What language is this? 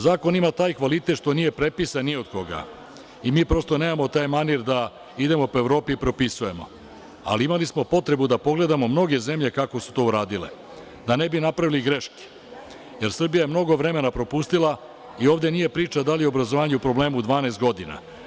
Serbian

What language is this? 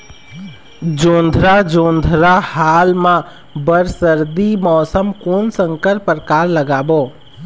Chhattisgarhi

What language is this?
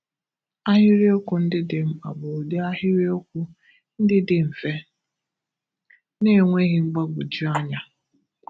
Igbo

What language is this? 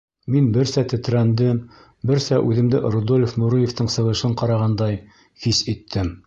Bashkir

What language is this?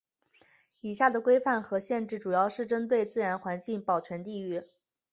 Chinese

